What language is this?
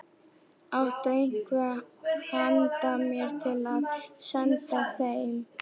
Icelandic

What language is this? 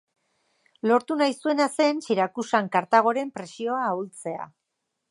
Basque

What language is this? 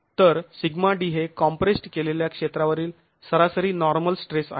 Marathi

